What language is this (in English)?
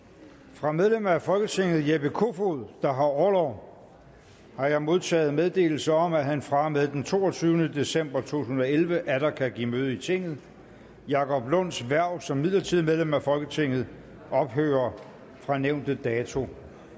Danish